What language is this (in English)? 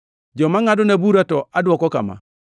Luo (Kenya and Tanzania)